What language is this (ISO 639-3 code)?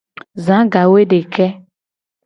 gej